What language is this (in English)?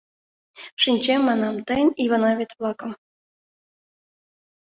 Mari